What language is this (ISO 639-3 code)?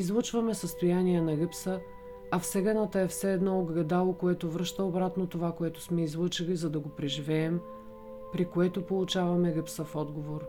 bul